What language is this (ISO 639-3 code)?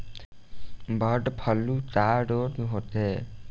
bho